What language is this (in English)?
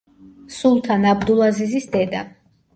Georgian